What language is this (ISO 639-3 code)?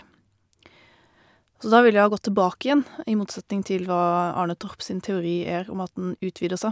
nor